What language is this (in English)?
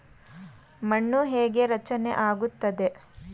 Kannada